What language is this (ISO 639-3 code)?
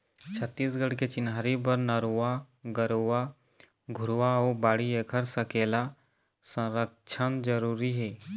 hne